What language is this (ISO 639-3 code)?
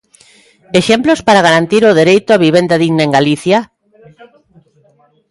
glg